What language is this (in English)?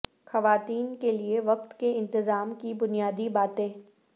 Urdu